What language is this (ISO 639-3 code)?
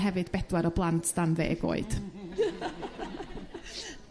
cym